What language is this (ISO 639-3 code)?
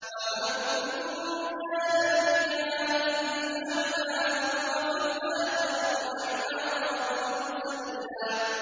ara